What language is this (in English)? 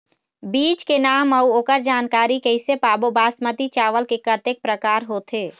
Chhattisgarhi